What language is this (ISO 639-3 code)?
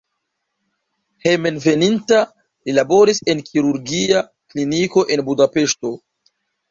epo